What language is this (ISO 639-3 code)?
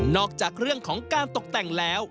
tha